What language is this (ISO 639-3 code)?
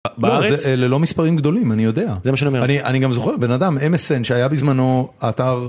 heb